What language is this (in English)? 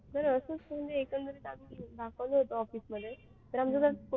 Marathi